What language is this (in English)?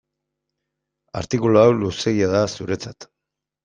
Basque